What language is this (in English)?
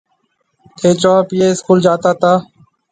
Marwari (Pakistan)